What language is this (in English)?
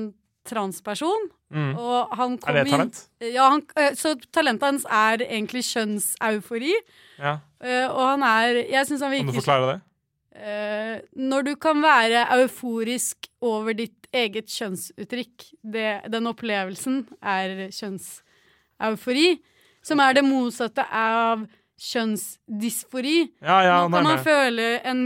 Danish